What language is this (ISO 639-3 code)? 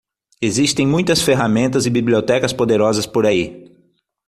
por